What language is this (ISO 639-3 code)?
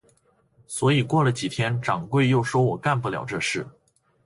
zho